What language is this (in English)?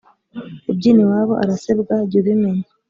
Kinyarwanda